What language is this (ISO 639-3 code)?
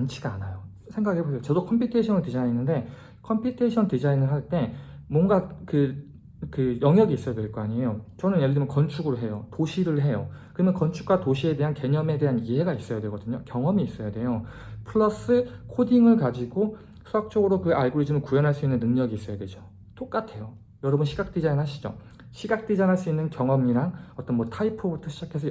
kor